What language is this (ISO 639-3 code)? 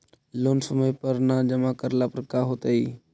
mag